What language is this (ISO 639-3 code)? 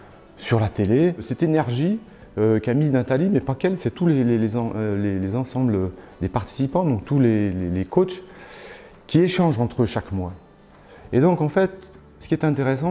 fra